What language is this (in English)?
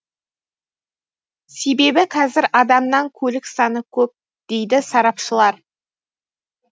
Kazakh